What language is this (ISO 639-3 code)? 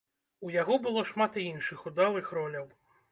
bel